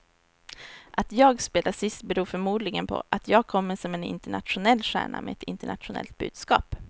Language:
Swedish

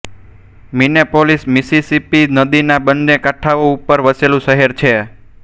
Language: Gujarati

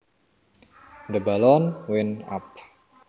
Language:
Javanese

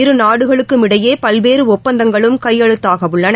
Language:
Tamil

